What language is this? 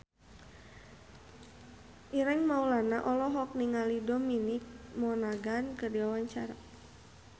Sundanese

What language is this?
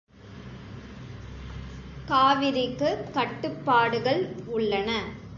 Tamil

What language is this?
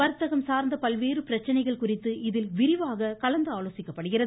Tamil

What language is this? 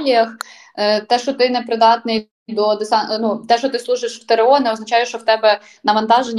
Ukrainian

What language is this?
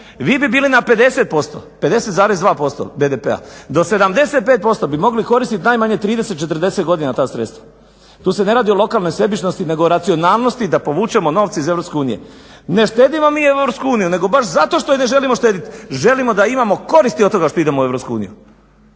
Croatian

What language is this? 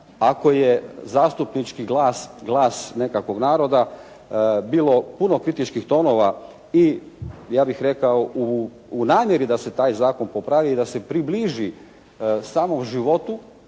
Croatian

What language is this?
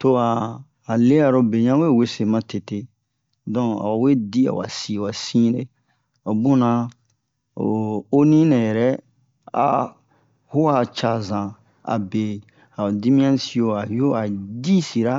Bomu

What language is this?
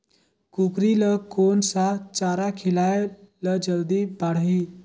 Chhattisgarhi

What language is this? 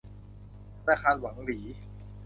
Thai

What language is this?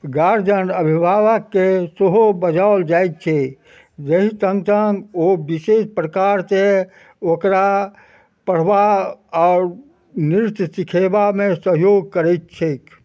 Maithili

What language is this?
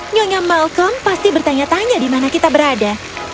Indonesian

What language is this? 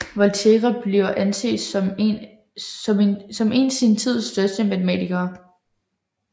Danish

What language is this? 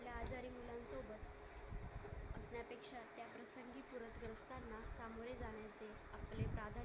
Marathi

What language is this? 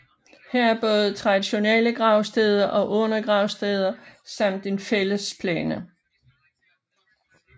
Danish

